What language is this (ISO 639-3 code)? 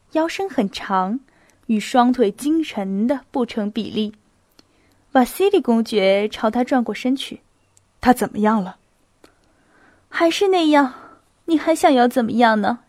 zho